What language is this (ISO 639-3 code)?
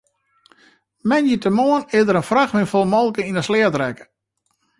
fry